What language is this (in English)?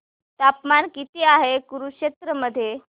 Marathi